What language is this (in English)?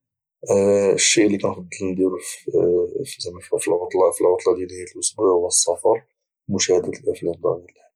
Moroccan Arabic